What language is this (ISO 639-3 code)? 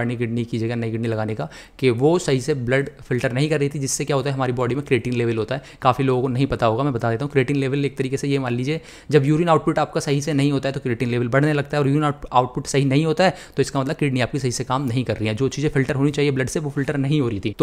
hin